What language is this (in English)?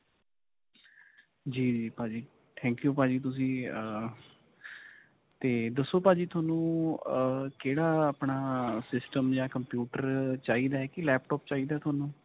Punjabi